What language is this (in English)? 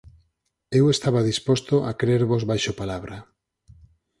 Galician